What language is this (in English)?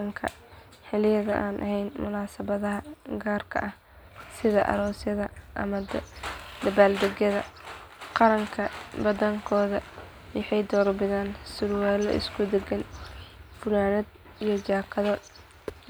Somali